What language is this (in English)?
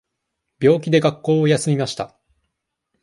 Japanese